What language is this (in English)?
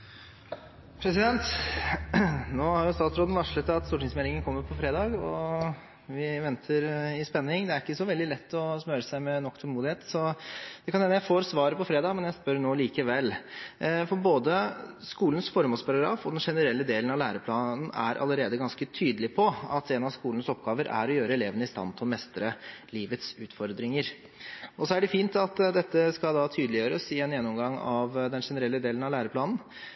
Norwegian Bokmål